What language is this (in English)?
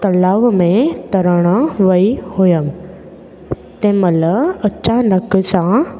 Sindhi